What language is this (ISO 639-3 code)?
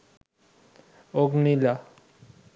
ben